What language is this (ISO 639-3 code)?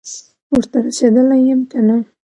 pus